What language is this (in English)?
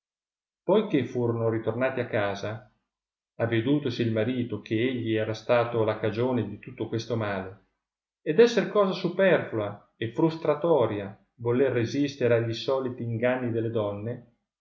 Italian